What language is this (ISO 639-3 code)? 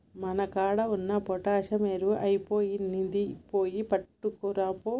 tel